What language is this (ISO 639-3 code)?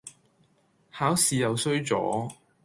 yue